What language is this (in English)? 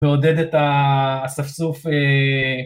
Hebrew